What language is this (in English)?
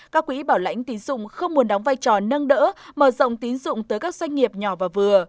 Vietnamese